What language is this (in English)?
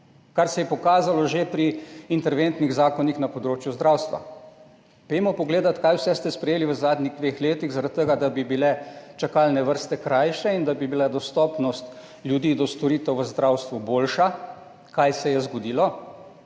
Slovenian